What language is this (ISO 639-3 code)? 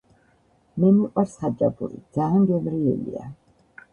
kat